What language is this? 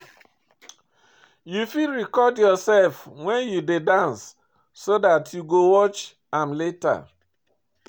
Nigerian Pidgin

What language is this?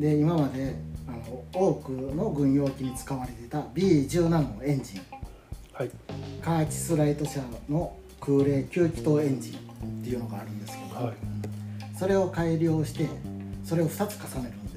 Japanese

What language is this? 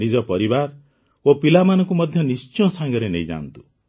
Odia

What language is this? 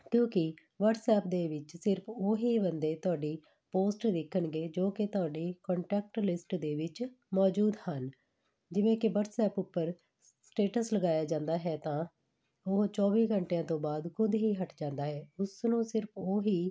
Punjabi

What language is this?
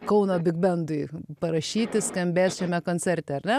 Lithuanian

